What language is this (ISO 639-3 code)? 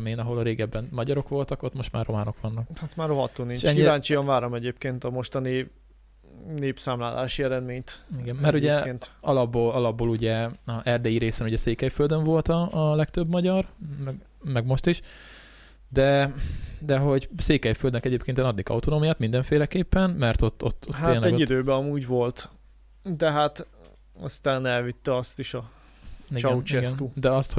hun